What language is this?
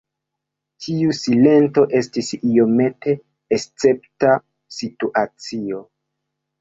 Esperanto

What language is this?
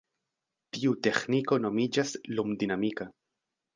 Esperanto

